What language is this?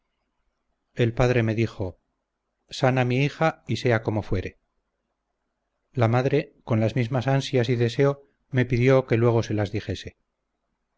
Spanish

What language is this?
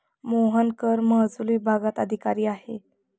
Marathi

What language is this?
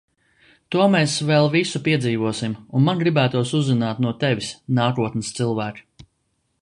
Latvian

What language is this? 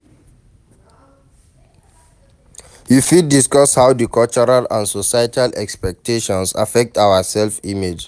Nigerian Pidgin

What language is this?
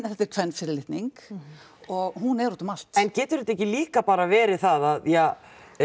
Icelandic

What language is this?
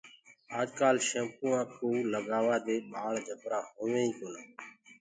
Gurgula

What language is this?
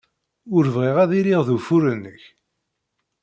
Kabyle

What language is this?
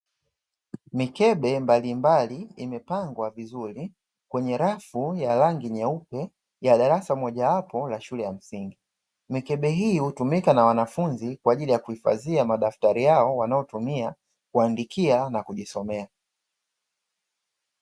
Swahili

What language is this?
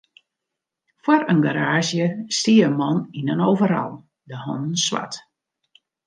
Western Frisian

